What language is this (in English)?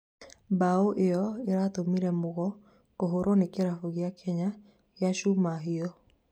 Kikuyu